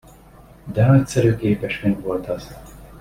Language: Hungarian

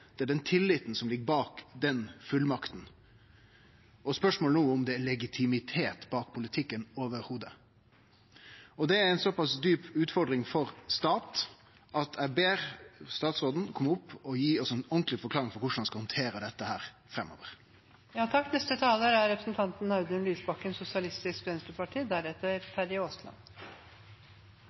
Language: Norwegian Nynorsk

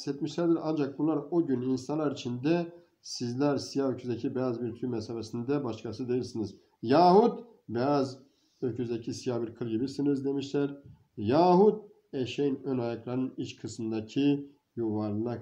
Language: Turkish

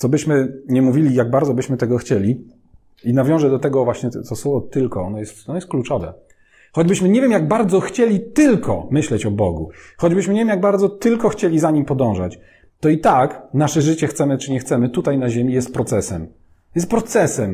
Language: Polish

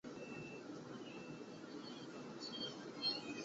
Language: Chinese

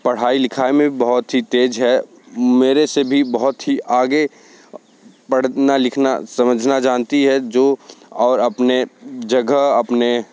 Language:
Hindi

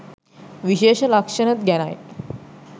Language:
Sinhala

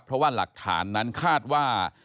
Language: Thai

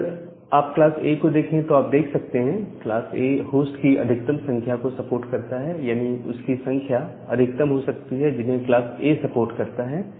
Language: Hindi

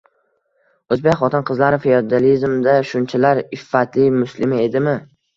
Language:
Uzbek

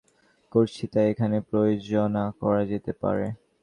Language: Bangla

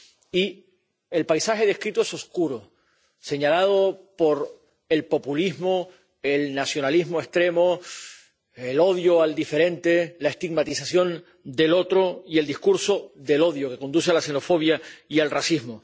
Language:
Spanish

